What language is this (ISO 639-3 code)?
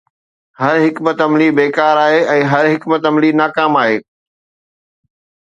snd